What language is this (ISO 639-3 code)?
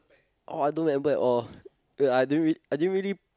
eng